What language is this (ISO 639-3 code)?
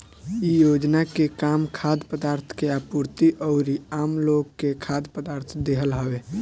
bho